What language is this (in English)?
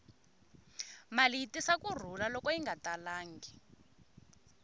Tsonga